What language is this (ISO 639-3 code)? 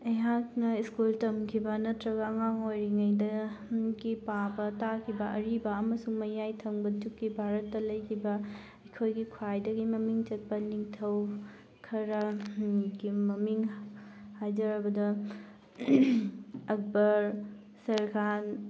mni